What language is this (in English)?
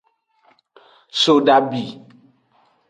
Aja (Benin)